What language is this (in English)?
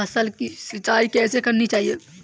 Hindi